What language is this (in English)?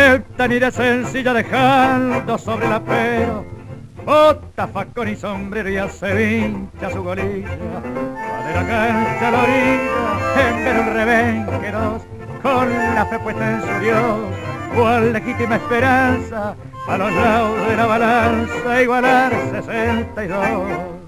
Spanish